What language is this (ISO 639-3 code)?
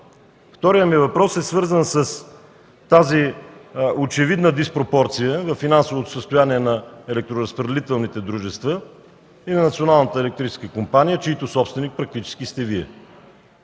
bul